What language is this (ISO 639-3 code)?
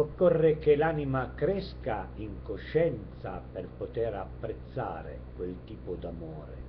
ita